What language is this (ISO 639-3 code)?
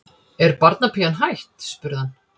isl